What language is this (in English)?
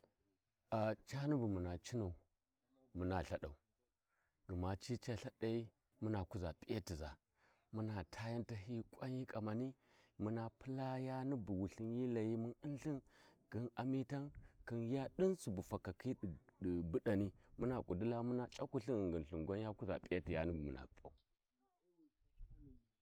Warji